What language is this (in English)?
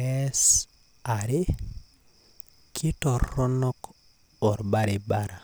Masai